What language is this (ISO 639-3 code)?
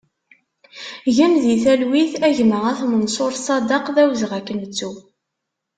kab